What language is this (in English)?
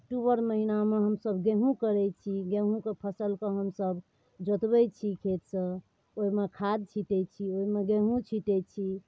Maithili